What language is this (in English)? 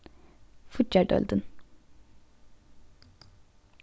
Faroese